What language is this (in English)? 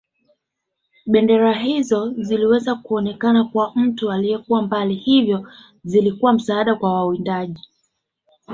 Swahili